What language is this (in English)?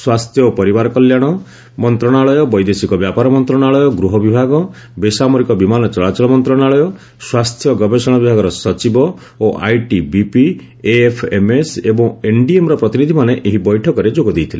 Odia